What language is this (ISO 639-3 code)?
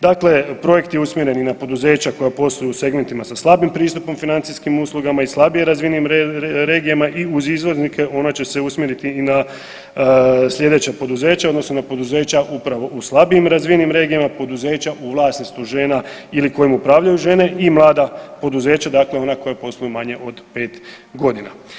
hrv